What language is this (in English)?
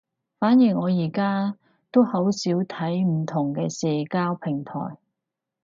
Cantonese